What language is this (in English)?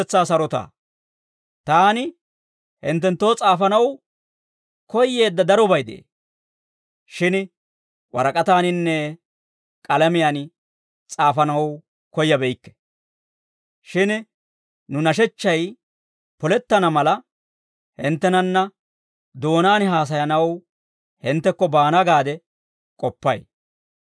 Dawro